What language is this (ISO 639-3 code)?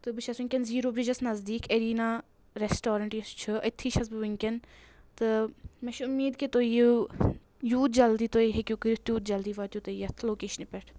kas